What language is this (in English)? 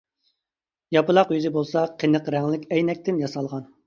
Uyghur